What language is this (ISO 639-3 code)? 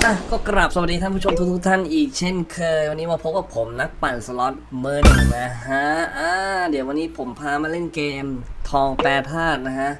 tha